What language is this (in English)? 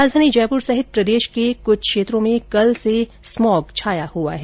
Hindi